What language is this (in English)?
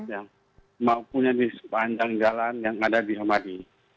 Indonesian